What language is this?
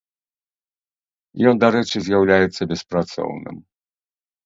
Belarusian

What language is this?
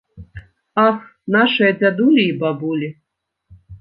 Belarusian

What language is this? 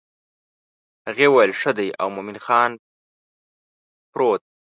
Pashto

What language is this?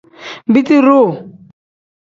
Tem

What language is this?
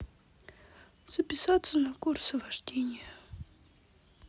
Russian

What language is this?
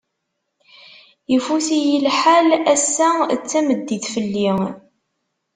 Kabyle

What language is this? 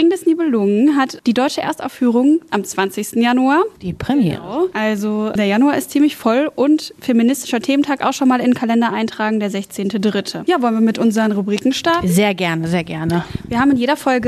German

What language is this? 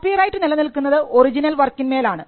Malayalam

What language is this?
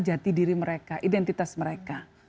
Indonesian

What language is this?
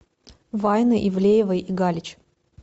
Russian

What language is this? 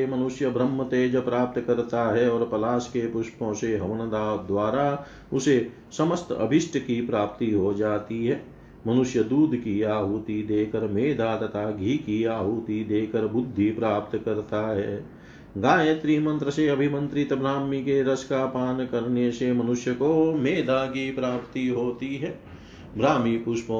Hindi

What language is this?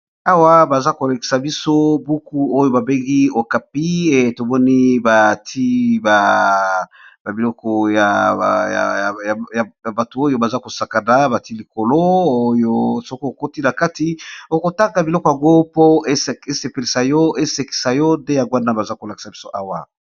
Lingala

